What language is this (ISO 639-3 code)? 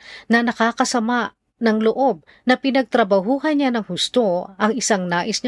fil